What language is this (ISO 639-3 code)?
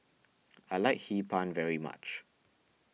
eng